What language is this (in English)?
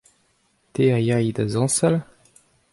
Breton